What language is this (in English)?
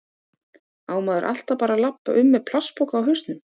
Icelandic